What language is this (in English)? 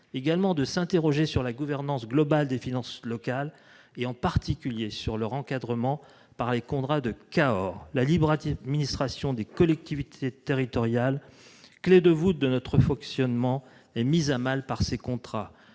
French